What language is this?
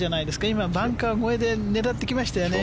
Japanese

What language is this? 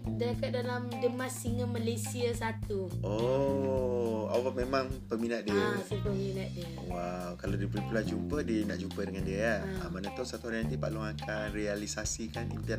Malay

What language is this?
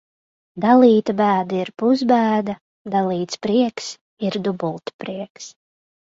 Latvian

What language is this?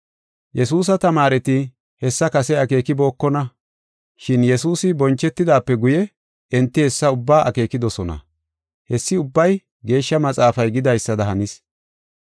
Gofa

